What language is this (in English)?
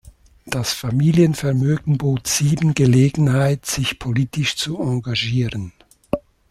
German